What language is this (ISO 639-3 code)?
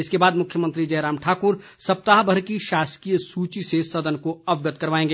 hin